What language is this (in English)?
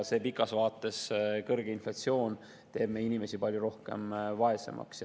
Estonian